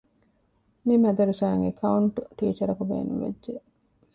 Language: Divehi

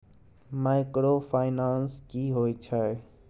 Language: Maithili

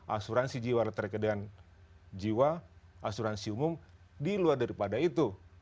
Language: Indonesian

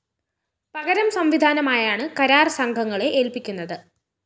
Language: Malayalam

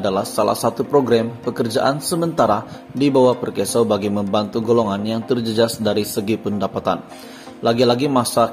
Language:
Polish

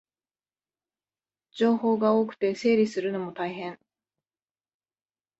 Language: Japanese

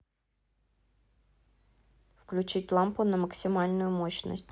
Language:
Russian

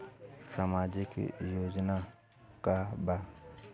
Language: Bhojpuri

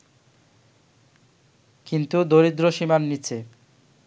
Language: Bangla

